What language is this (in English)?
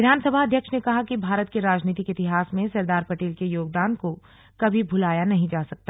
Hindi